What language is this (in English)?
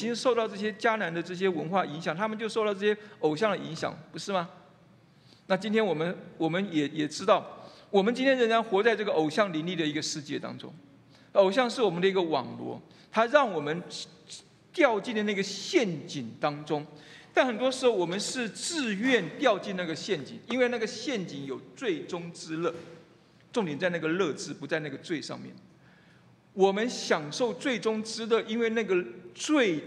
Chinese